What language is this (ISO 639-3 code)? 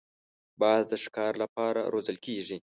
pus